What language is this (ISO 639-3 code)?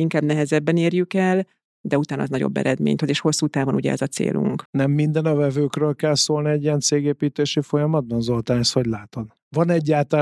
hun